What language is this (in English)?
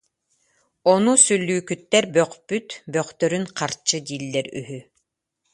Yakut